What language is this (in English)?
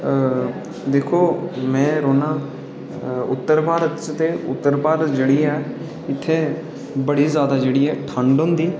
Dogri